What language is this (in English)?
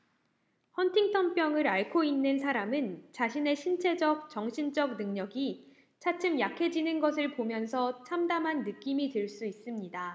Korean